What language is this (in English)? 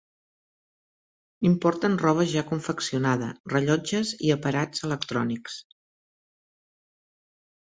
Catalan